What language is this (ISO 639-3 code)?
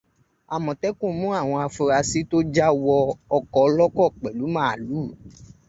yor